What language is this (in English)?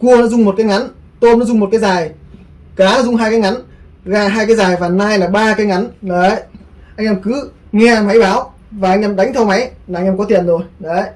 Vietnamese